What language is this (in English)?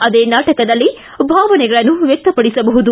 Kannada